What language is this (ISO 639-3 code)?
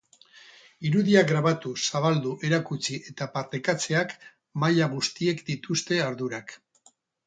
eus